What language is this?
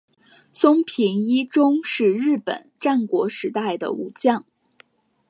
Chinese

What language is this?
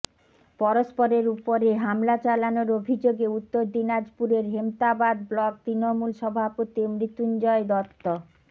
Bangla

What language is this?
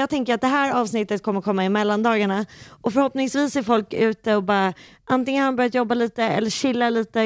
Swedish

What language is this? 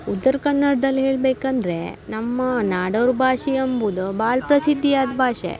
Kannada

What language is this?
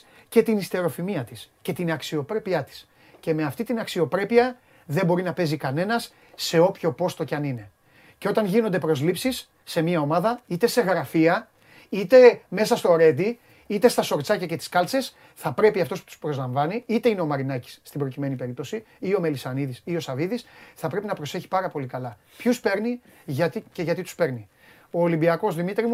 Greek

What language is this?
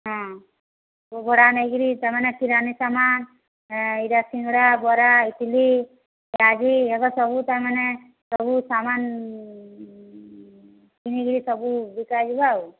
Odia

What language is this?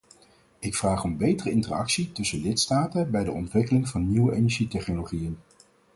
Dutch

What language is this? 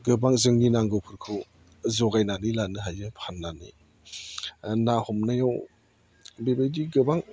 Bodo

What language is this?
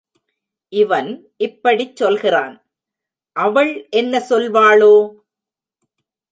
Tamil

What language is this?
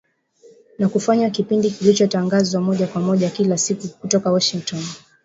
Swahili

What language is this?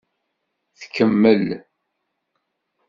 Kabyle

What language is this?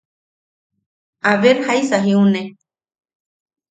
Yaqui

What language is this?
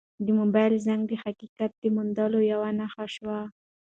Pashto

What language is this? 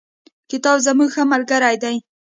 Pashto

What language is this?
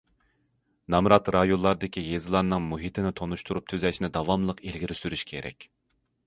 Uyghur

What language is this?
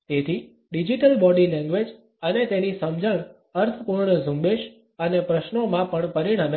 Gujarati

